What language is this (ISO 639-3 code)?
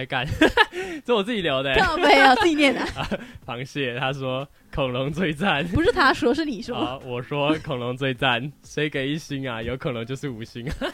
zho